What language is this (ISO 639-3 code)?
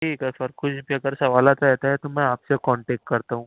urd